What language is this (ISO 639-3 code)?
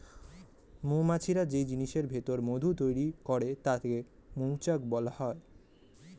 ben